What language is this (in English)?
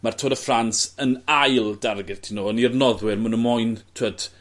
Welsh